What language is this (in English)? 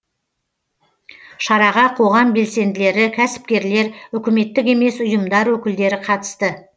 Kazakh